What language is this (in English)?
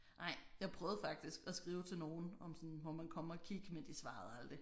Danish